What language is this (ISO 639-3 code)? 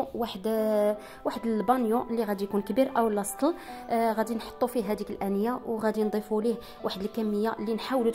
ara